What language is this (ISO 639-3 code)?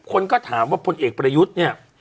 tha